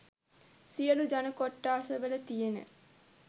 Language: Sinhala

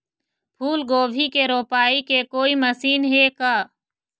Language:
Chhattisgarhi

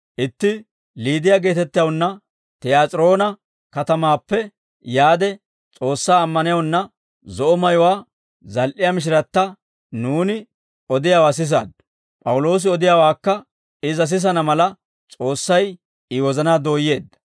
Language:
Dawro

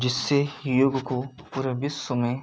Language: Hindi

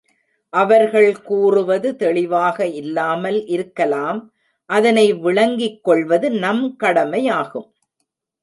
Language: Tamil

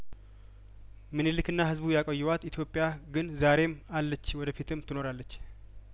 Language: Amharic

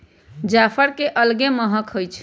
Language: Magahi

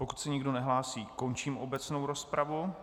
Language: Czech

